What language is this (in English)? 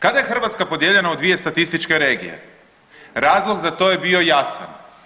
Croatian